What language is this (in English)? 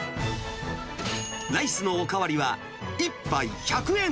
Japanese